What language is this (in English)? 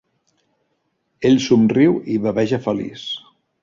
Catalan